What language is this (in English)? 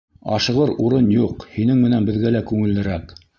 Bashkir